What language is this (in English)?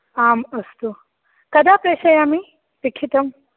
Sanskrit